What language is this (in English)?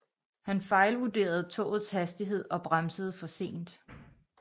Danish